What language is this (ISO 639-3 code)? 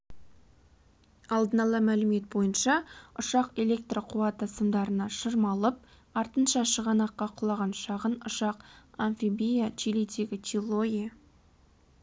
kaz